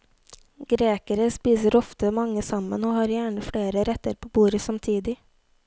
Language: Norwegian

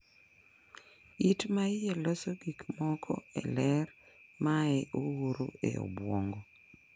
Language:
Luo (Kenya and Tanzania)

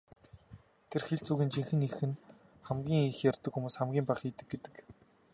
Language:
Mongolian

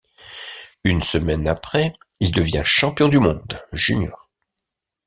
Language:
French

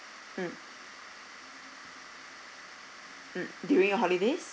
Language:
English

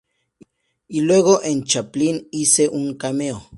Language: Spanish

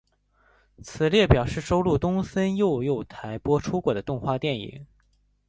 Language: Chinese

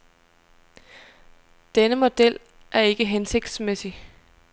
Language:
Danish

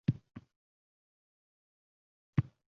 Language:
Uzbek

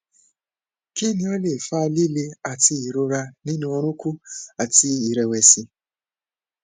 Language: Yoruba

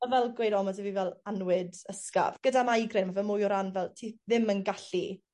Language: Welsh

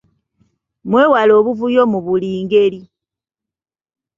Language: Ganda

